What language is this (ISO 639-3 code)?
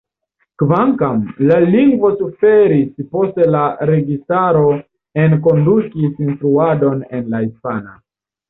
epo